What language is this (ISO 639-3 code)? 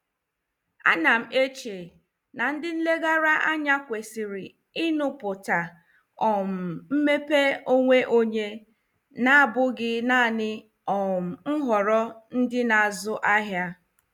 ibo